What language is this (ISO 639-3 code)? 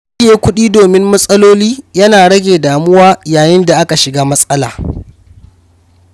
hau